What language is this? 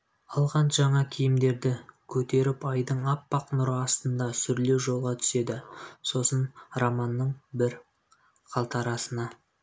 Kazakh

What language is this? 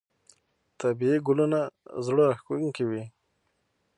Pashto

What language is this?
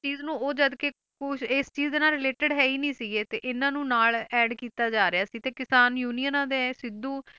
Punjabi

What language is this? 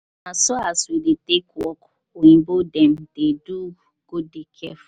Nigerian Pidgin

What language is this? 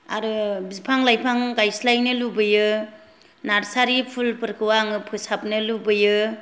Bodo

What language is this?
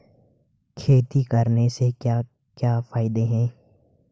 Hindi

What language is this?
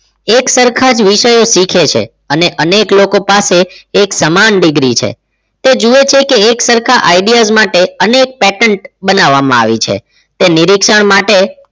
Gujarati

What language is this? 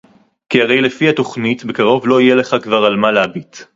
Hebrew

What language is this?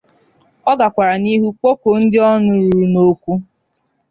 Igbo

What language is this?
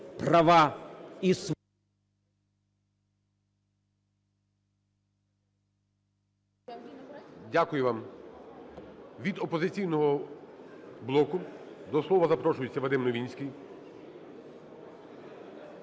Ukrainian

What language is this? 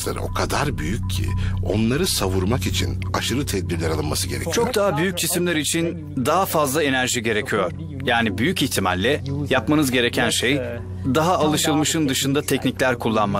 Turkish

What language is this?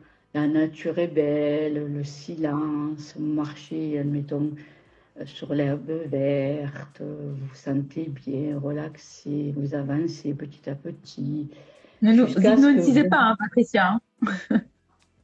French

